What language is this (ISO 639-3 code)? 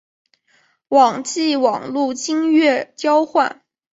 zho